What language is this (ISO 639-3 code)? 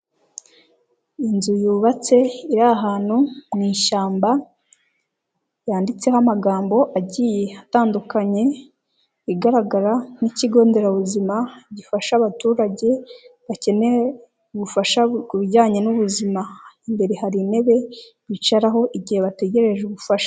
kin